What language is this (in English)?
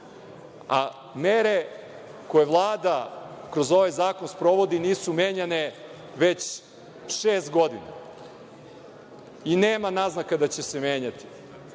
Serbian